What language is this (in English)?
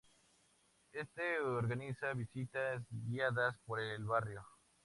Spanish